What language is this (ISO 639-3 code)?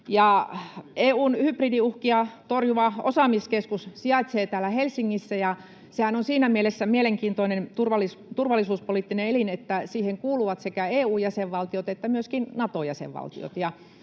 fin